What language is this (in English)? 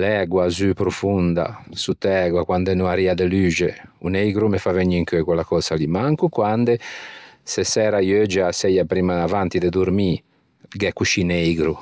Ligurian